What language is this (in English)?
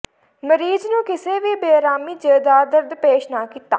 Punjabi